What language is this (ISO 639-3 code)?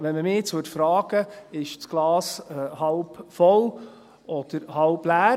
gsw